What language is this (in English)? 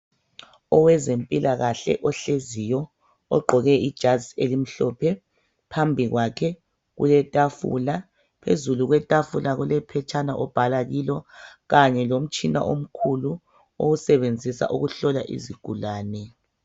North Ndebele